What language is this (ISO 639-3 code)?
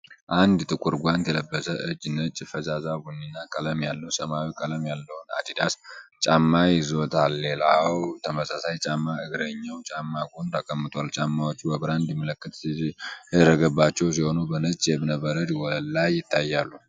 amh